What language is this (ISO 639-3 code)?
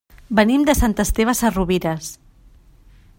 cat